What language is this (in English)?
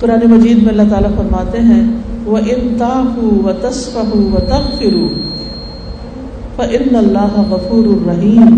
Urdu